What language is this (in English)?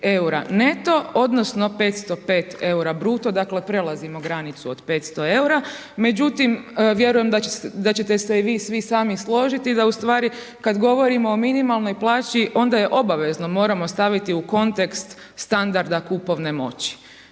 Croatian